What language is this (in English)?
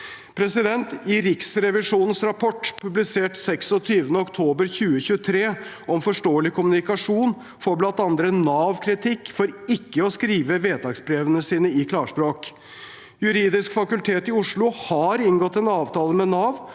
Norwegian